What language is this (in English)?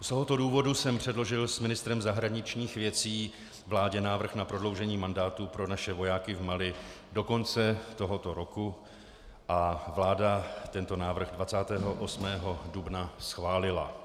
Czech